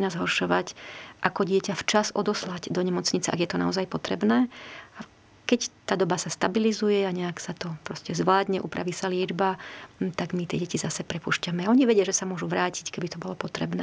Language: Slovak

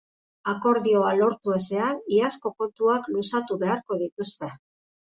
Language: Basque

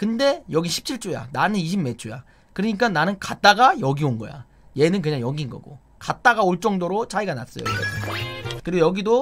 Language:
Korean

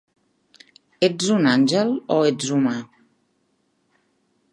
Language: Catalan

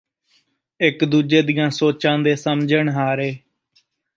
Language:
Punjabi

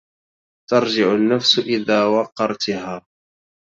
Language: Arabic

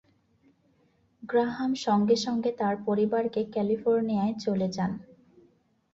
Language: Bangla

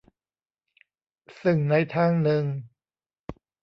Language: Thai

